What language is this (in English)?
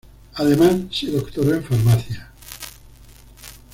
Spanish